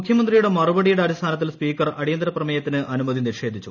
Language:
Malayalam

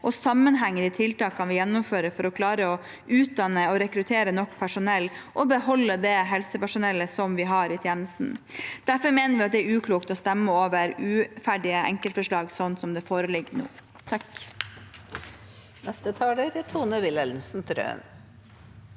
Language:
Norwegian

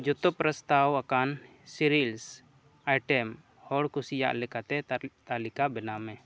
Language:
Santali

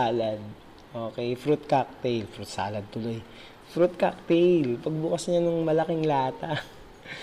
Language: Filipino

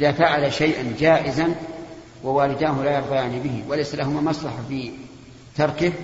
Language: Arabic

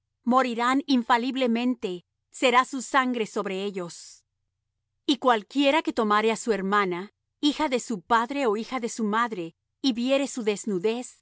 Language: Spanish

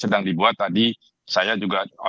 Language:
Indonesian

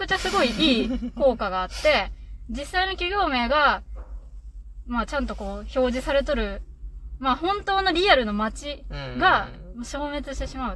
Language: Japanese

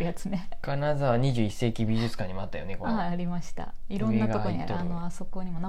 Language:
Japanese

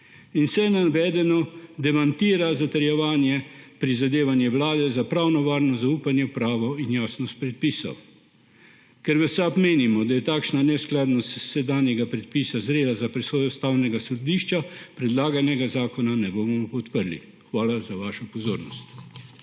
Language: Slovenian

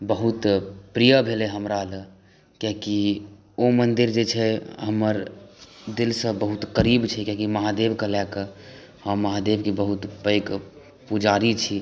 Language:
Maithili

